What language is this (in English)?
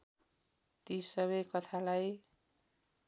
Nepali